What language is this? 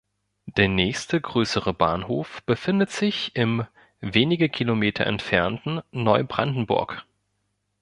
German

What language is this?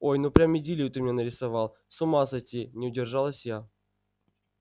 Russian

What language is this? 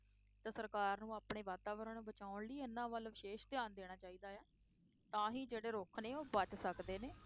Punjabi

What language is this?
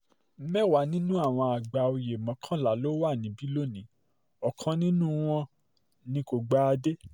Yoruba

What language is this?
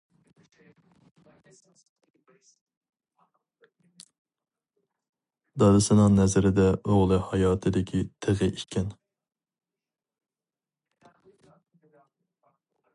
Uyghur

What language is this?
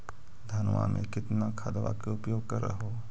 Magahi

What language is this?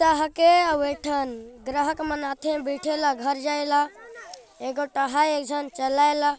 Sadri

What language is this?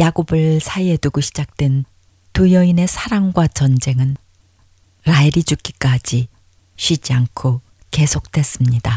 Korean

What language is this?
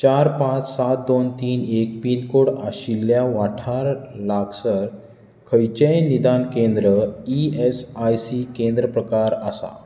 Konkani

